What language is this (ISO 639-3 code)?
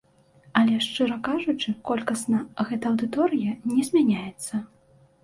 bel